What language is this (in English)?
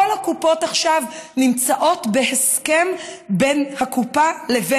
Hebrew